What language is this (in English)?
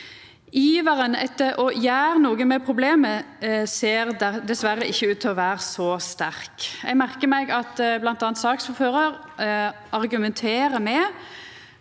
Norwegian